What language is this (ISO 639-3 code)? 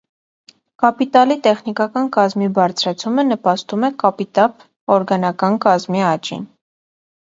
hye